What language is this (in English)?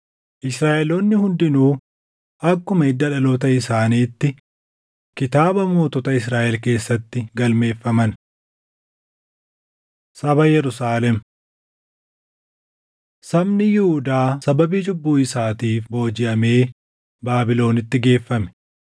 Oromo